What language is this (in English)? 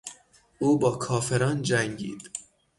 Persian